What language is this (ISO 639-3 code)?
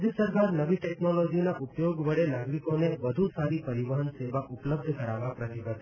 guj